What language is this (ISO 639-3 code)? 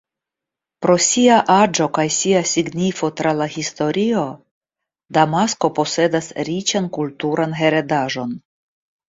epo